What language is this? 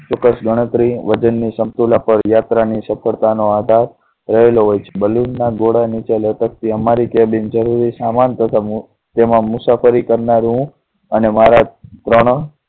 Gujarati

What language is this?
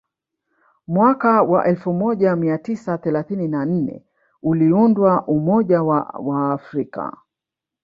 Swahili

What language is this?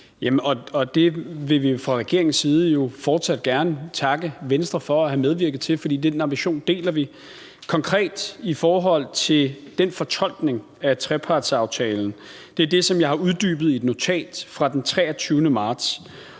Danish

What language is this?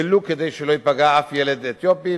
Hebrew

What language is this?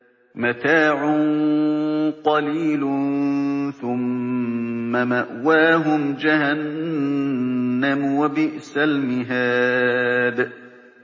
Arabic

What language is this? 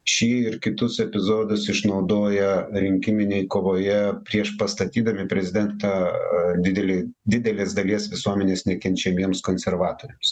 Lithuanian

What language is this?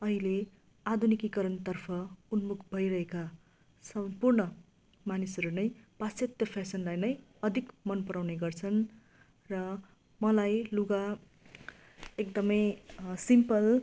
Nepali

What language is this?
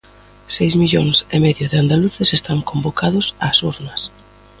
Galician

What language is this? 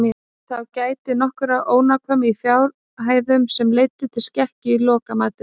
Icelandic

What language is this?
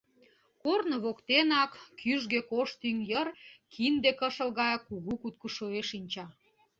Mari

